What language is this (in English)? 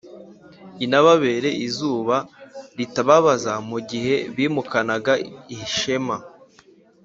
Kinyarwanda